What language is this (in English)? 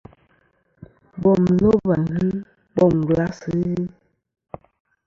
Kom